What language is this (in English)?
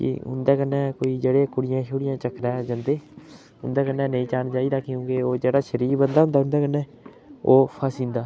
Dogri